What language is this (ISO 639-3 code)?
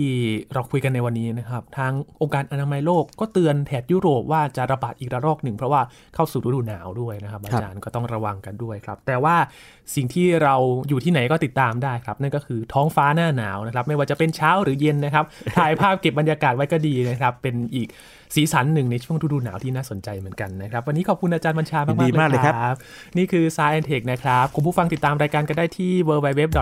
tha